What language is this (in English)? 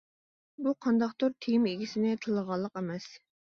Uyghur